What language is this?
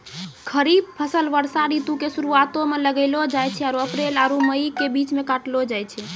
Maithili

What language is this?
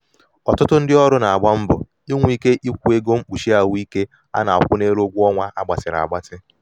Igbo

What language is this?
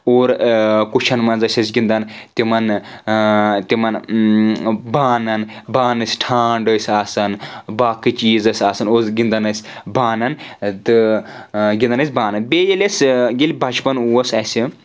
Kashmiri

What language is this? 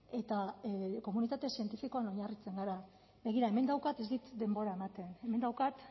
Basque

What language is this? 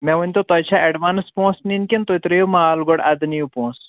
Kashmiri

